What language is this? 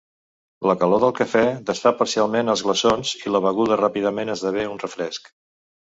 Catalan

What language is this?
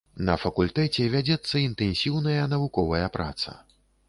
Belarusian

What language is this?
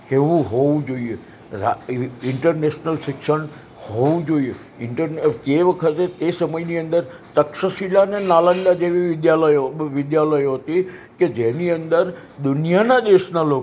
Gujarati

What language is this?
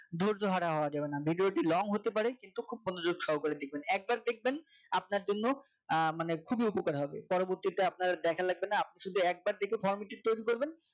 Bangla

